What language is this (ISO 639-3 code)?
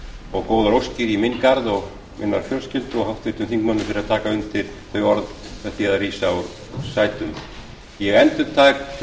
isl